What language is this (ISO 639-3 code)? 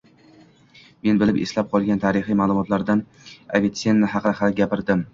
uzb